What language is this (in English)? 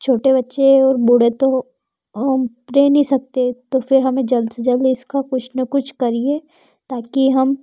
Hindi